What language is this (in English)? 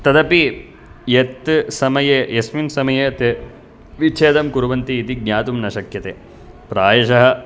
Sanskrit